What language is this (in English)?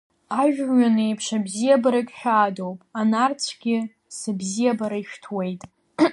Abkhazian